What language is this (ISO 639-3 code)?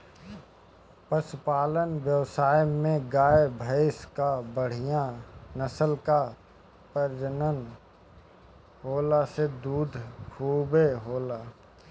bho